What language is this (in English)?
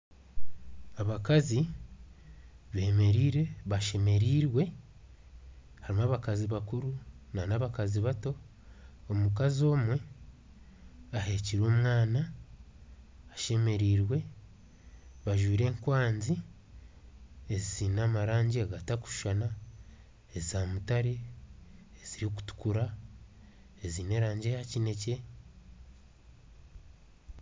Nyankole